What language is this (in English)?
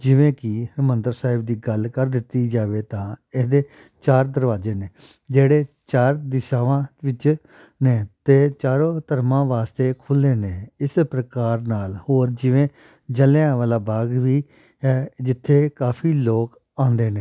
Punjabi